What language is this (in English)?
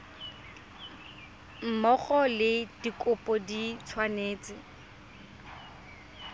Tswana